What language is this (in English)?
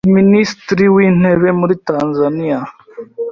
Kinyarwanda